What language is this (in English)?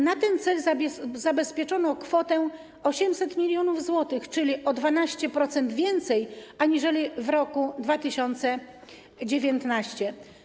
Polish